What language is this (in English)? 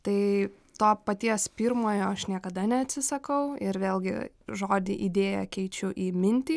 Lithuanian